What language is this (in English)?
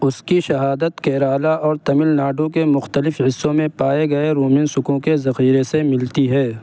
Urdu